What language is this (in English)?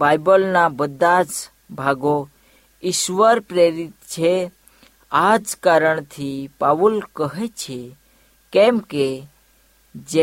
Hindi